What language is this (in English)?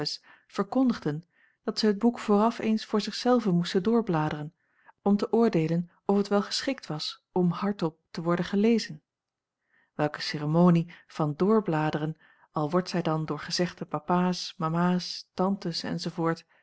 Dutch